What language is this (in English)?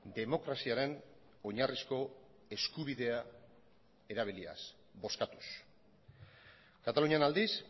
Basque